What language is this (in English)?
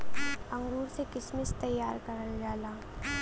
Bhojpuri